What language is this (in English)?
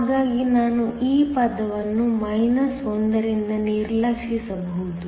Kannada